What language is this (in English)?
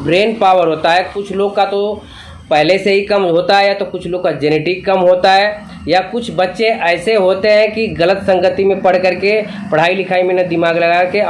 Hindi